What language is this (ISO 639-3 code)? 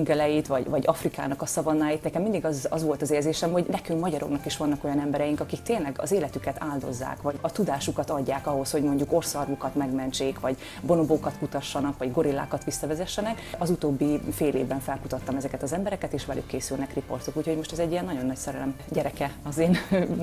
hun